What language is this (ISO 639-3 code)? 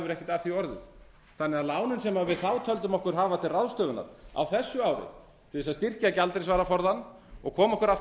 isl